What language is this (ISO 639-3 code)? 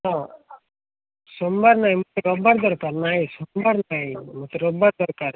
ori